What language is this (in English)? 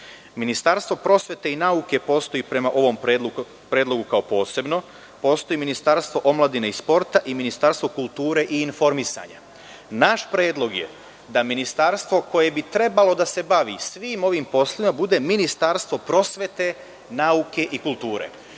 Serbian